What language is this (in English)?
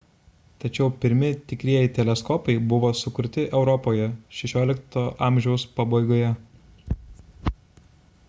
Lithuanian